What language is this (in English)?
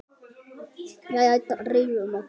Icelandic